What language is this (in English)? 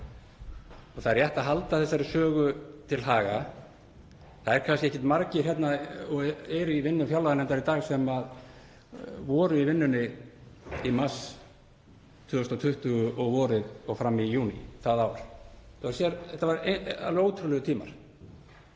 Icelandic